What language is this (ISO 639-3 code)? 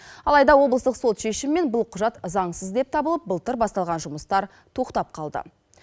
kaz